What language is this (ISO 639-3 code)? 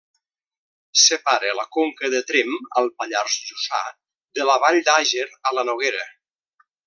cat